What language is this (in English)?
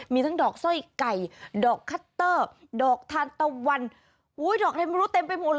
Thai